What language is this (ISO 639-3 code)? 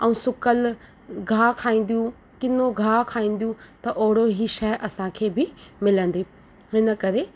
snd